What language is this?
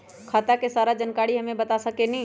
Magahi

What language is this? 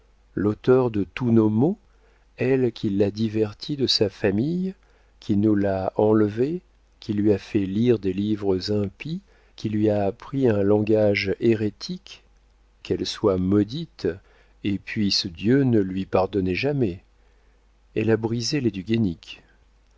French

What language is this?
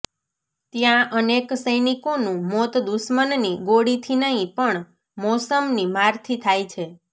Gujarati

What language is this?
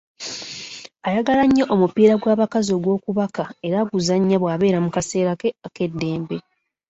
Ganda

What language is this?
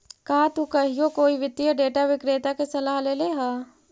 Magahi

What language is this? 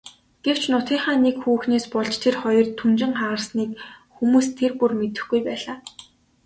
Mongolian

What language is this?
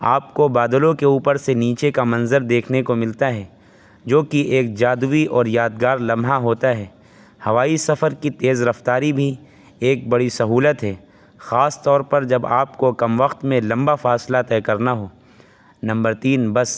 Urdu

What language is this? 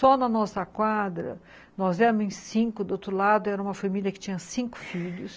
Portuguese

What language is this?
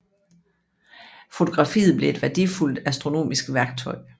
Danish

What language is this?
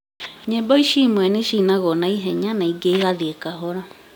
Kikuyu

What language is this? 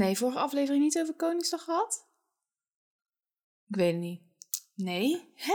Dutch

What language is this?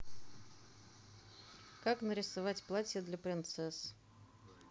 Russian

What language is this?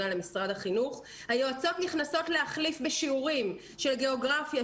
Hebrew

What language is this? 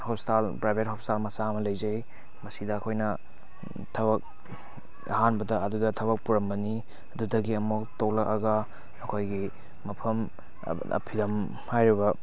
Manipuri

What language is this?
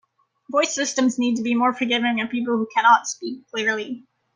English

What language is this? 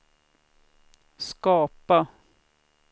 Swedish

